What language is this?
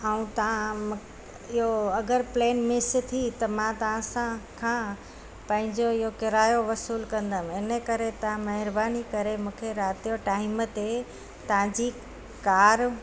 Sindhi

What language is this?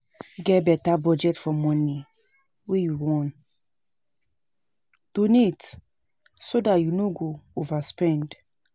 Nigerian Pidgin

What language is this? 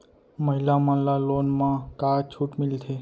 Chhattisgarhi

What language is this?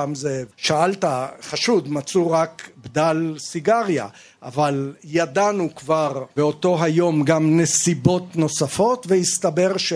Hebrew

